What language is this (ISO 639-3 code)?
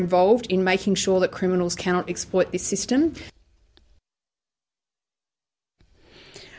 ind